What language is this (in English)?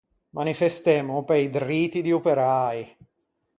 Ligurian